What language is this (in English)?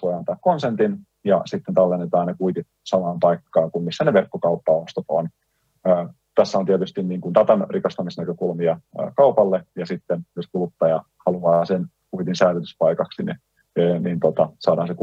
Finnish